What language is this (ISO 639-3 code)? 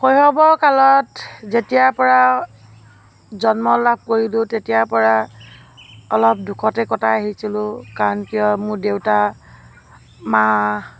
asm